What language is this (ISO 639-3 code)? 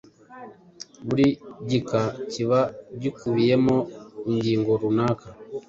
kin